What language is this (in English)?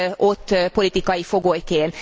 Hungarian